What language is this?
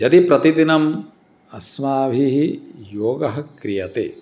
Sanskrit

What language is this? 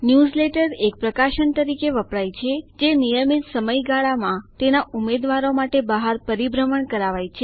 Gujarati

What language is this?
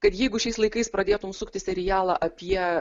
Lithuanian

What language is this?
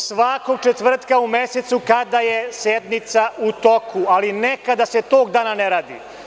Serbian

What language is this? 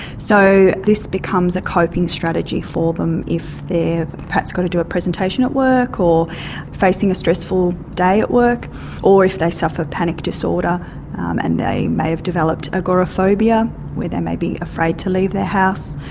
English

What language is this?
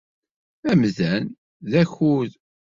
Kabyle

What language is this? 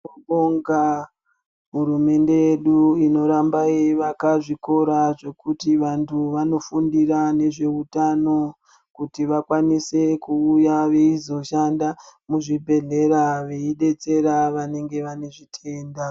Ndau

